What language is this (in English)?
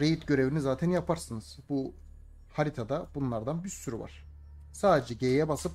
Turkish